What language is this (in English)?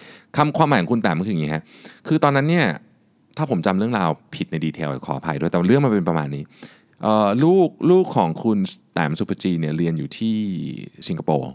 Thai